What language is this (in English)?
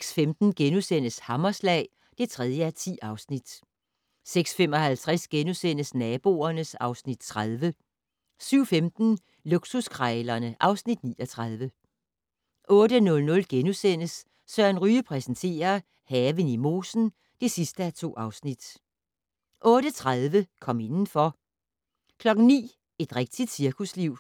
Danish